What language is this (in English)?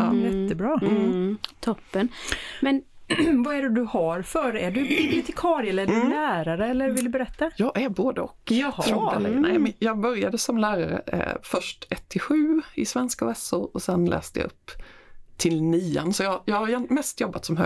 Swedish